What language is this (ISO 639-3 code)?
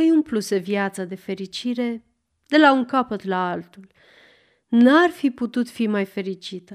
ron